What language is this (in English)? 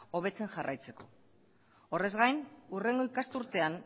Basque